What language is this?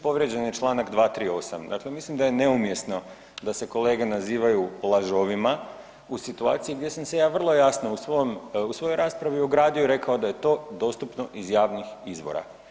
Croatian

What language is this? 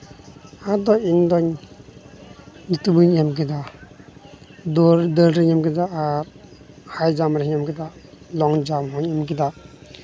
Santali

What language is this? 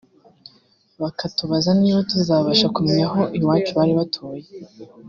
Kinyarwanda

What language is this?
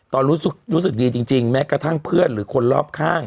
Thai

